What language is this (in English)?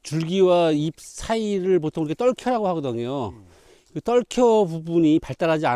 Korean